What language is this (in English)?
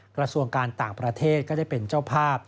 Thai